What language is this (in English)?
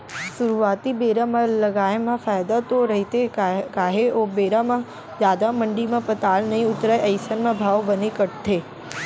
Chhattisgarhi